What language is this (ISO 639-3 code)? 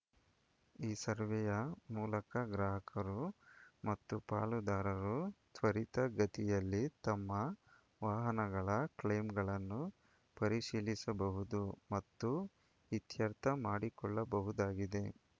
kan